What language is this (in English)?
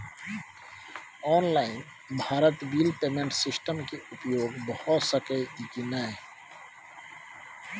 Maithili